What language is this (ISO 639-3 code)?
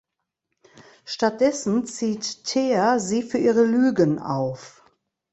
deu